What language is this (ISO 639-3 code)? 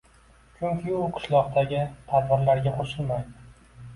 uzb